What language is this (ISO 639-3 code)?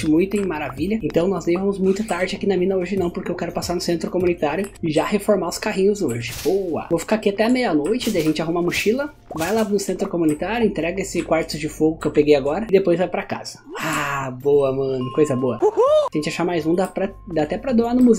por